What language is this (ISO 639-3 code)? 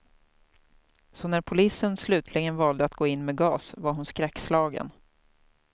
swe